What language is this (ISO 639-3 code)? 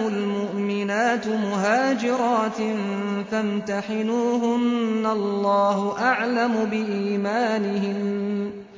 ara